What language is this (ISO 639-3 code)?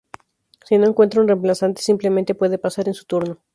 spa